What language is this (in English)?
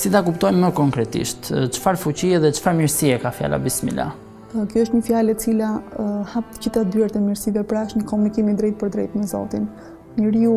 Romanian